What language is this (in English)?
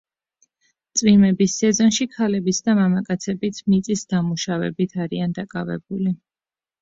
Georgian